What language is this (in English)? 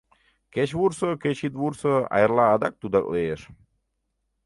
Mari